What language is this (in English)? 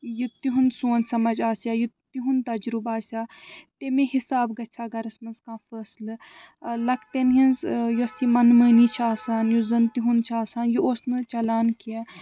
Kashmiri